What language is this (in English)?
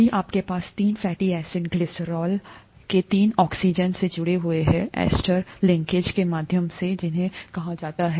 Hindi